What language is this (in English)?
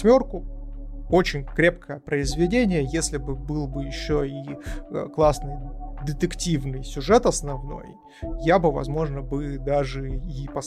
Russian